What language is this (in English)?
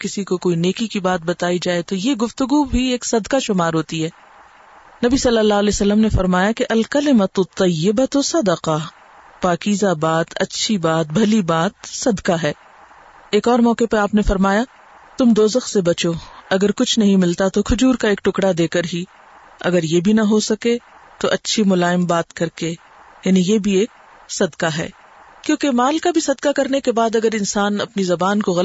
Urdu